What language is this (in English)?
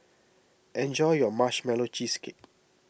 English